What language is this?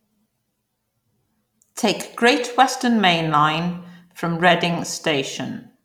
English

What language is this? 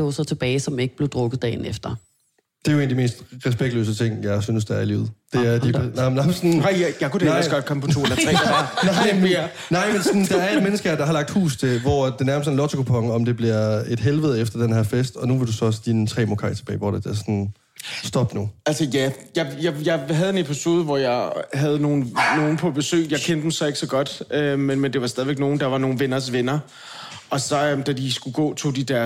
Danish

